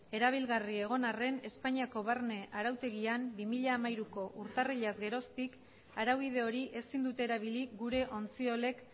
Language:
Basque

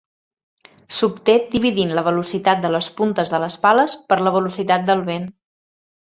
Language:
Catalan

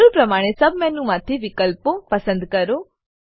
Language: Gujarati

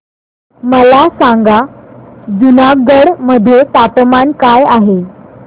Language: Marathi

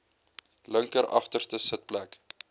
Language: Afrikaans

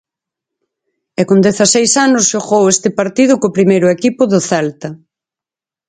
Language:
Galician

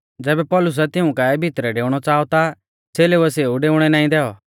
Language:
Mahasu Pahari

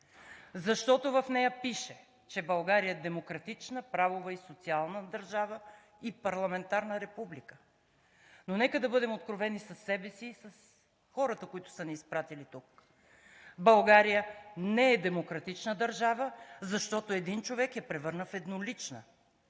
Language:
Bulgarian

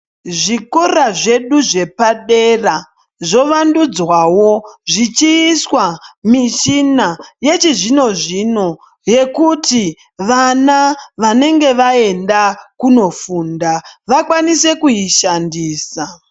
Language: Ndau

